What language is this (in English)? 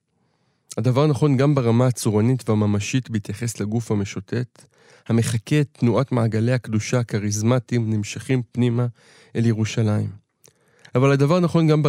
Hebrew